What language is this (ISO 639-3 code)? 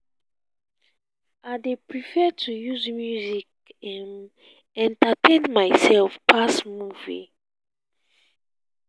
pcm